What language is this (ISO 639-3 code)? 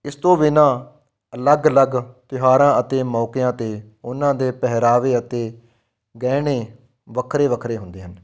pan